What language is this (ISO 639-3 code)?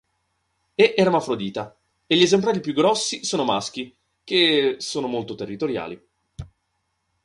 ita